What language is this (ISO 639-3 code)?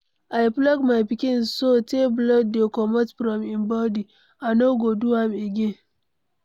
pcm